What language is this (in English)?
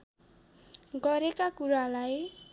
Nepali